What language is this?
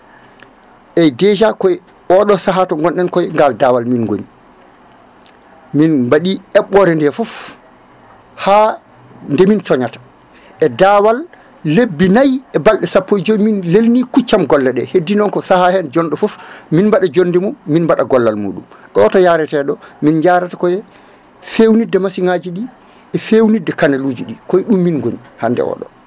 Fula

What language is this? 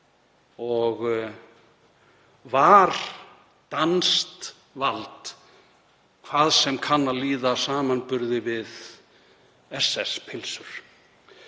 Icelandic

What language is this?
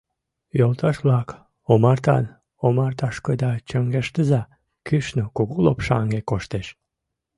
Mari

